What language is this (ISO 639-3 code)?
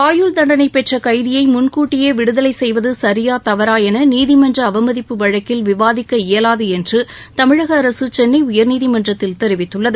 tam